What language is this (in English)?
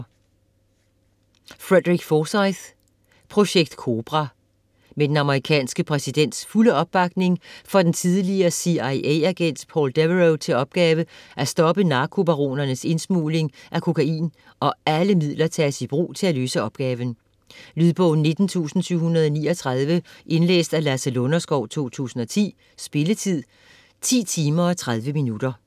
Danish